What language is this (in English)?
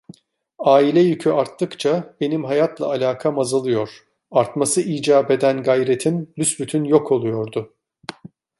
Turkish